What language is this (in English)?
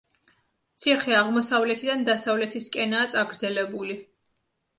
Georgian